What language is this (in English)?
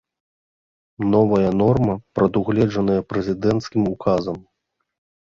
Belarusian